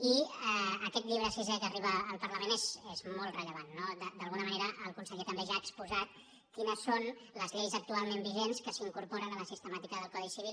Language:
Catalan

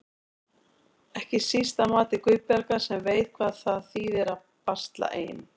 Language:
Icelandic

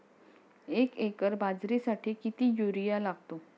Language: Marathi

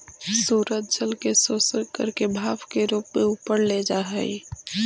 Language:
Magahi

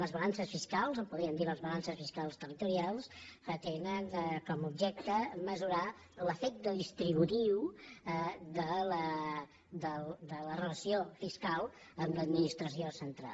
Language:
Catalan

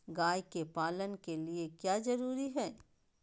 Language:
Magahi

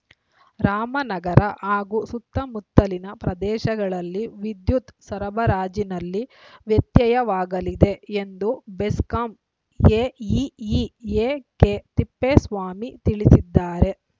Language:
Kannada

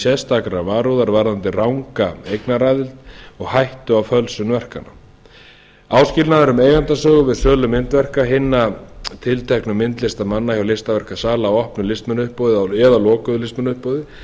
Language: Icelandic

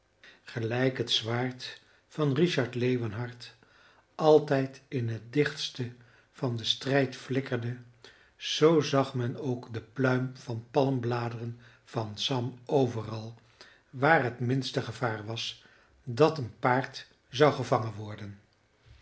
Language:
Dutch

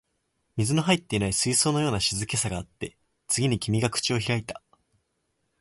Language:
Japanese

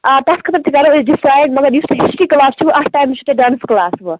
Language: Kashmiri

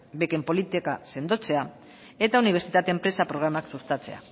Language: Basque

